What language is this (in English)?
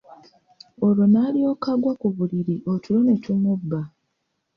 Ganda